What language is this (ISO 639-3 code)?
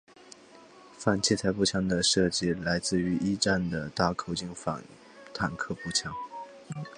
zho